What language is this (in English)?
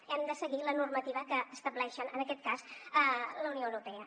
Catalan